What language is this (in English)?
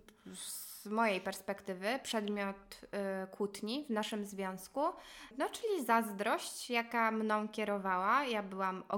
Polish